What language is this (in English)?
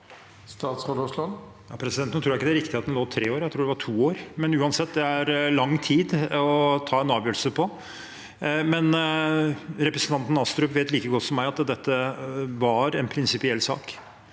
Norwegian